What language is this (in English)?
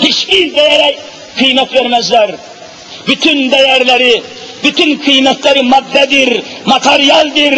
Turkish